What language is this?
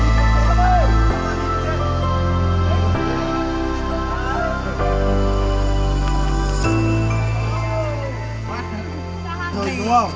Vietnamese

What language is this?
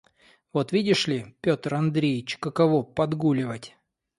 Russian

